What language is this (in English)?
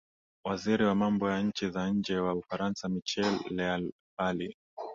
Swahili